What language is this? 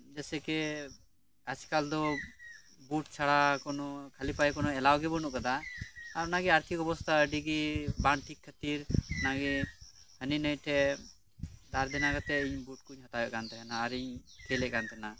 Santali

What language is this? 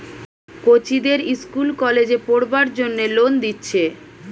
Bangla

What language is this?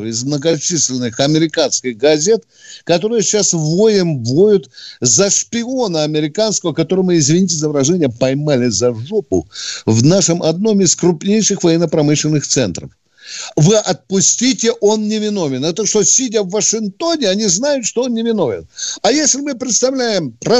Russian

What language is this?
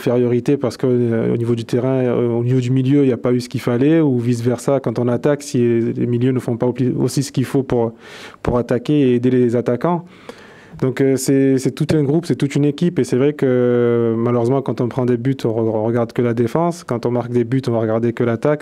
French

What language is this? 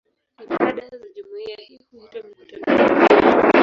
Swahili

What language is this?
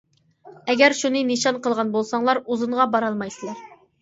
Uyghur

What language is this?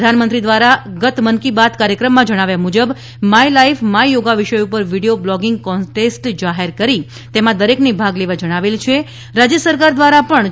Gujarati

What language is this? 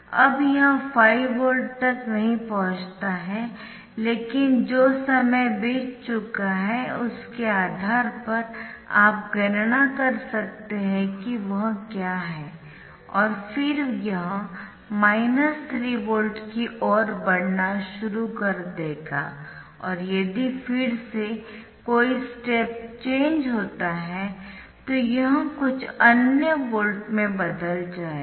Hindi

